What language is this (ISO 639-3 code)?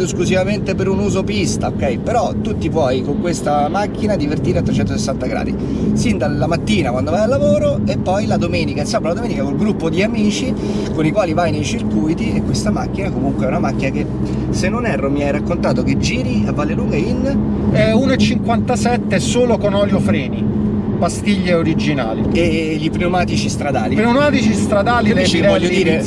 ita